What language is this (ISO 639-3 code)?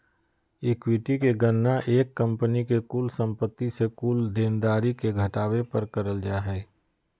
mag